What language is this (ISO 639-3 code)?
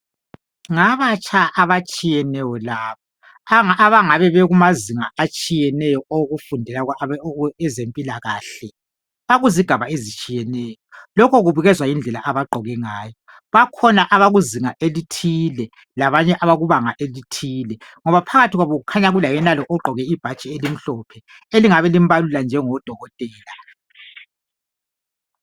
nde